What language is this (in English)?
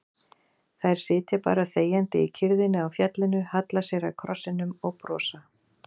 Icelandic